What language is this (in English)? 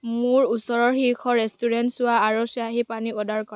Assamese